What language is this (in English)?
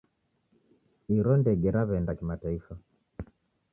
Taita